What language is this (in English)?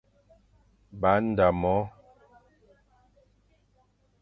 Fang